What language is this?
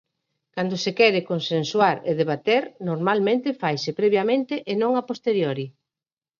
Galician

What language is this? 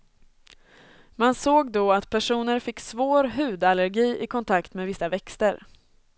Swedish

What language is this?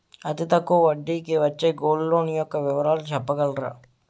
Telugu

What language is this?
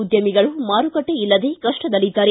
Kannada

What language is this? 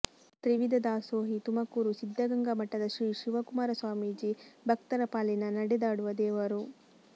Kannada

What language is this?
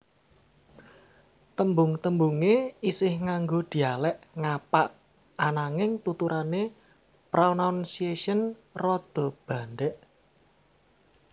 Javanese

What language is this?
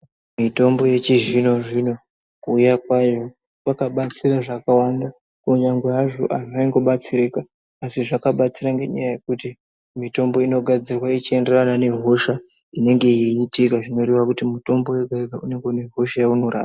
Ndau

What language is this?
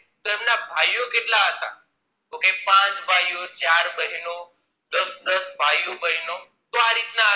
Gujarati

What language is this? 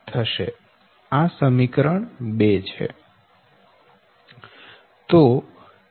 Gujarati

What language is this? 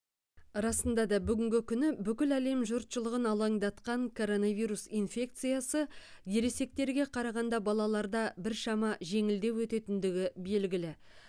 Kazakh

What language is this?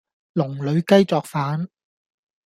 Cantonese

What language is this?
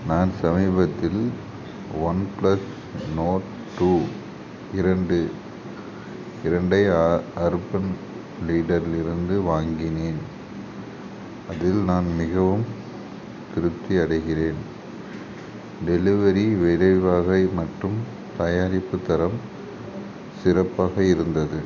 Tamil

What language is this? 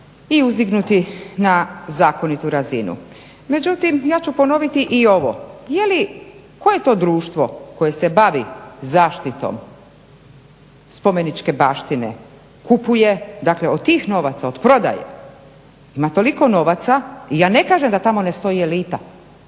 Croatian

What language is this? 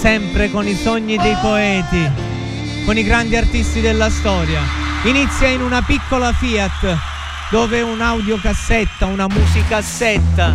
Italian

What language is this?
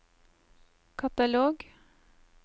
Norwegian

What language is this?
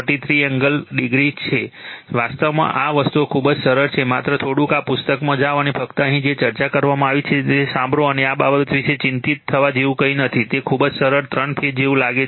Gujarati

